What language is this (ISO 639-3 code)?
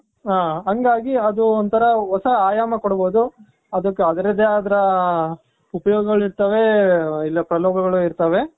kan